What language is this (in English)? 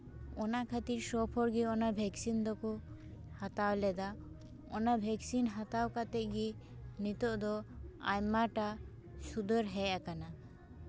Santali